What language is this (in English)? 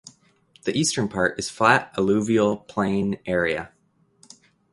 English